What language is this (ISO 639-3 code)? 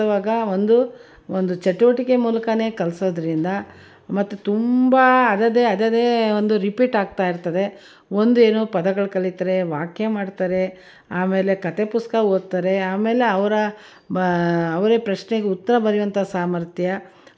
kan